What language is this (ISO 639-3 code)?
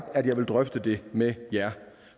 dan